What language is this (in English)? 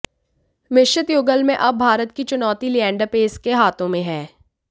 Hindi